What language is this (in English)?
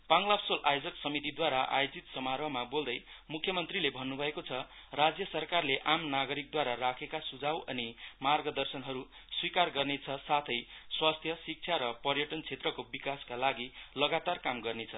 Nepali